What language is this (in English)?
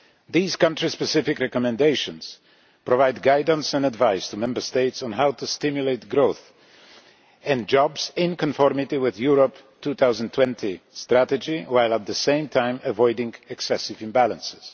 English